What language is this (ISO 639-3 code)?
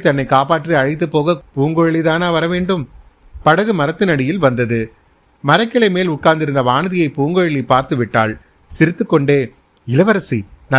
tam